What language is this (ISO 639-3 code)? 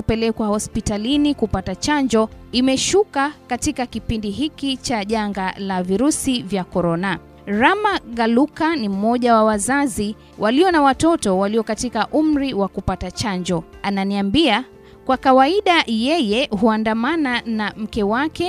swa